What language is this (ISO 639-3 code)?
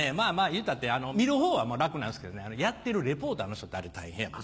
jpn